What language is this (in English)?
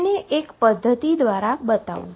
Gujarati